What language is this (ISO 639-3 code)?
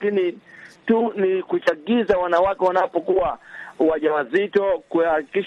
swa